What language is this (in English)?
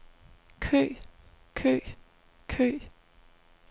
Danish